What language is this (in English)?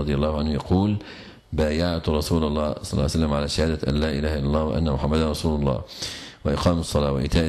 Arabic